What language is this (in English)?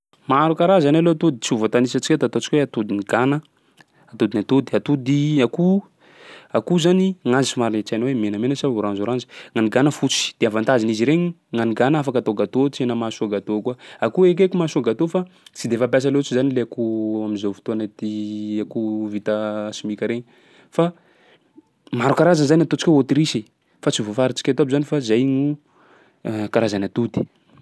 Sakalava Malagasy